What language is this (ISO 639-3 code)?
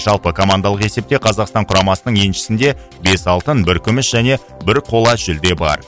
kaz